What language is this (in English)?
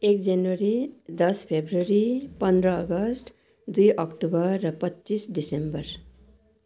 Nepali